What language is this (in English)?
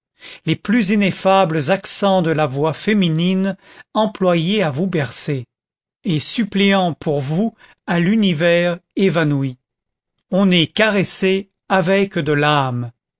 French